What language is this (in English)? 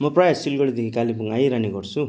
Nepali